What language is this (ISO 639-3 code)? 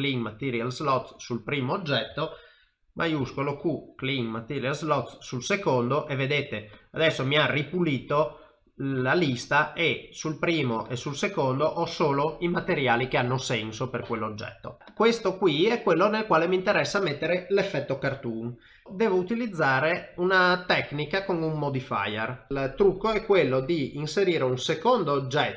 ita